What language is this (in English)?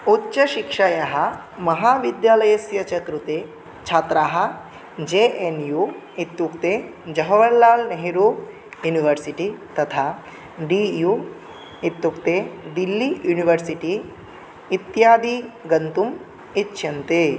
Sanskrit